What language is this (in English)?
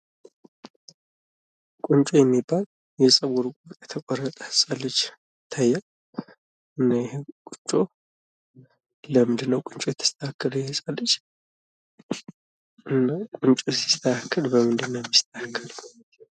Amharic